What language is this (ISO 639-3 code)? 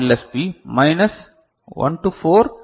tam